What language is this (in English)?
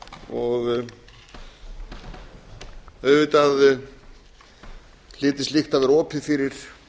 Icelandic